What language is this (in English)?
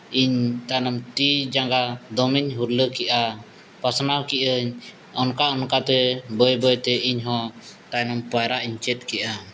Santali